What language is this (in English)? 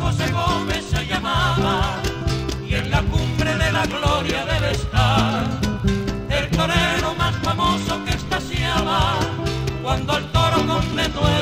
Spanish